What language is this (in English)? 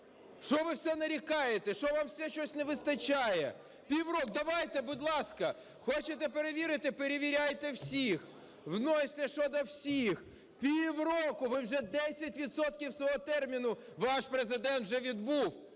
Ukrainian